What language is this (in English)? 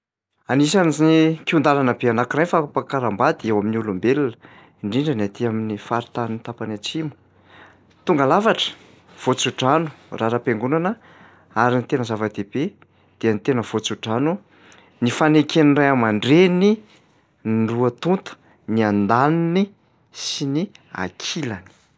Malagasy